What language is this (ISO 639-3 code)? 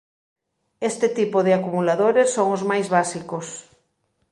glg